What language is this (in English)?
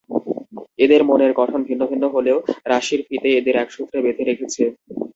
Bangla